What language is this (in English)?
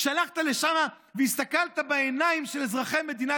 Hebrew